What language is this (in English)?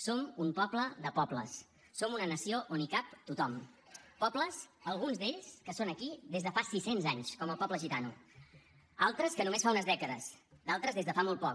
Catalan